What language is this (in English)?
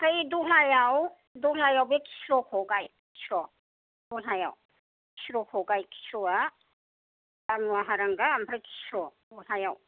Bodo